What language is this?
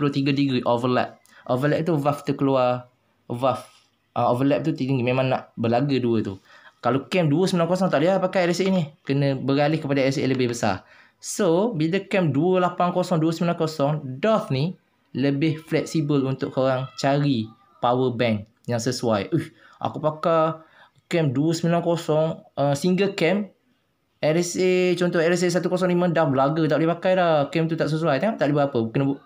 Malay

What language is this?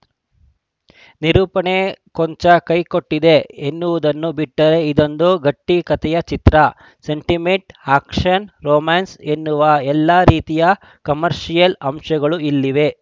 Kannada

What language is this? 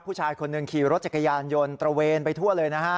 Thai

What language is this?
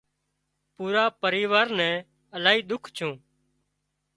Wadiyara Koli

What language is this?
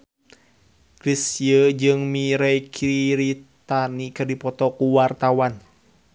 Sundanese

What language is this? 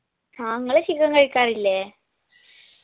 Malayalam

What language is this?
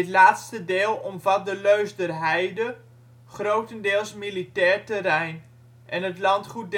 Dutch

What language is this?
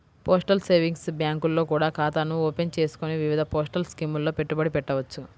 Telugu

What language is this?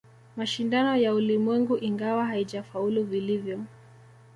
Swahili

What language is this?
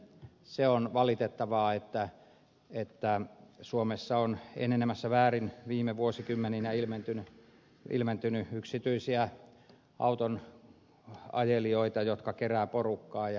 Finnish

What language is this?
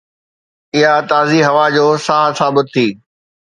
Sindhi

